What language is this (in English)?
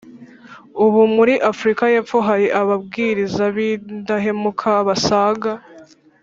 Kinyarwanda